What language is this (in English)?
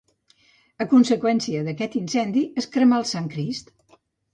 Catalan